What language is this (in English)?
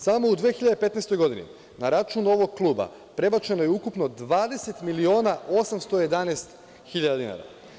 Serbian